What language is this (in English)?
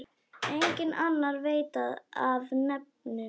Icelandic